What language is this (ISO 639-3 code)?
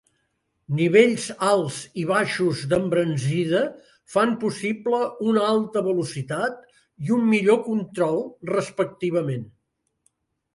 cat